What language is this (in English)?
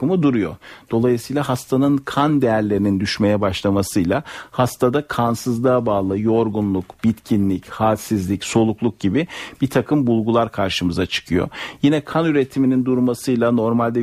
Turkish